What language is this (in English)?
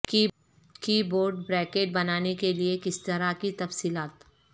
Urdu